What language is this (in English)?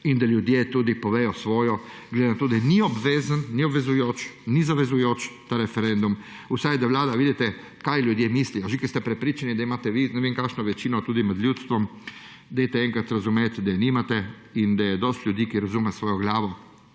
Slovenian